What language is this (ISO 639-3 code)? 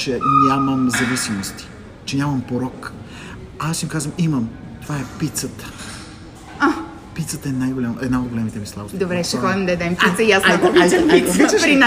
bul